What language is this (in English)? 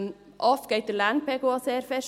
Swiss German